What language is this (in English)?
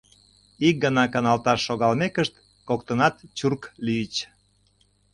Mari